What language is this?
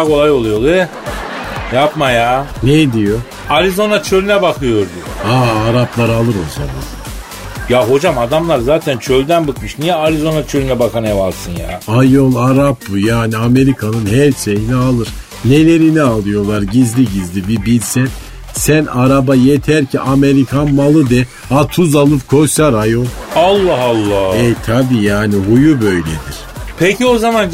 Turkish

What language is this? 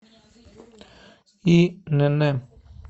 Russian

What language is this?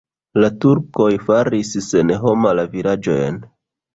Esperanto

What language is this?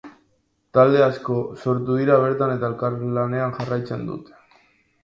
Basque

